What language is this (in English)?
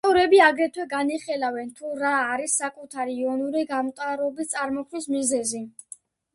Georgian